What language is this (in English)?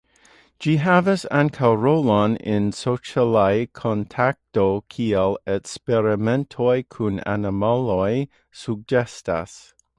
Esperanto